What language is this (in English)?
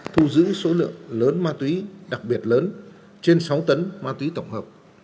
Vietnamese